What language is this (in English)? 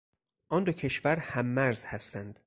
Persian